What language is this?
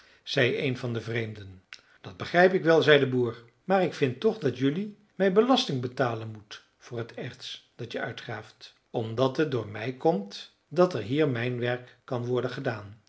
Dutch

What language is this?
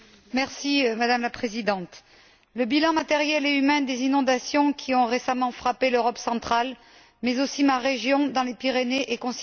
French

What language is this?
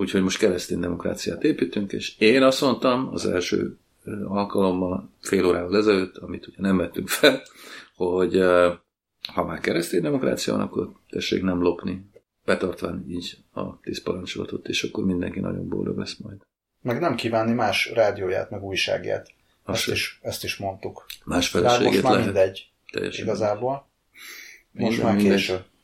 Hungarian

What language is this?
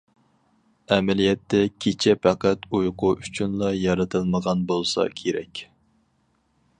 Uyghur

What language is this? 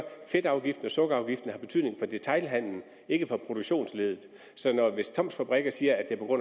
Danish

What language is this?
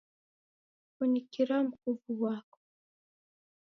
Taita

